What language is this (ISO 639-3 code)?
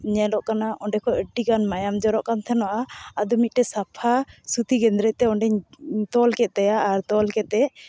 sat